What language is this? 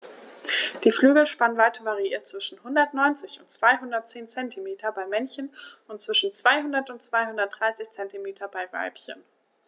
German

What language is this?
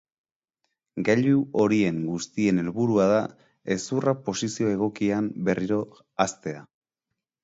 Basque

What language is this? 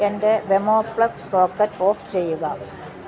Malayalam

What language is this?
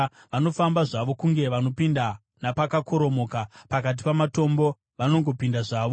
Shona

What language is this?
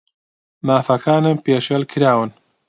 Central Kurdish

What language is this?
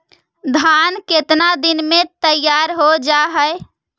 Magahi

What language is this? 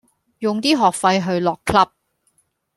Cantonese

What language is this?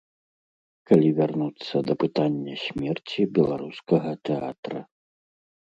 Belarusian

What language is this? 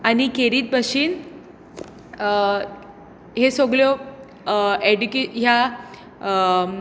Konkani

